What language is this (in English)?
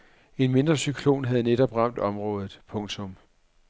Danish